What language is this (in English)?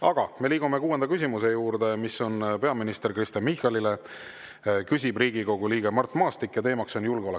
Estonian